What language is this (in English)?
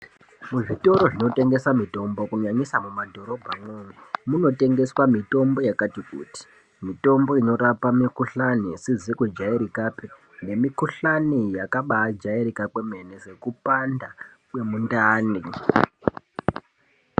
Ndau